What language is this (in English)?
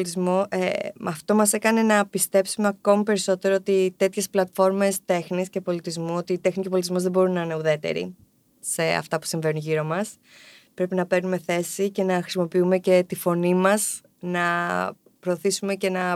Greek